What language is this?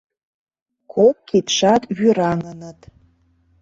Mari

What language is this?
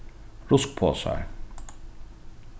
Faroese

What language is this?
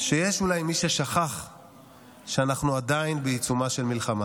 Hebrew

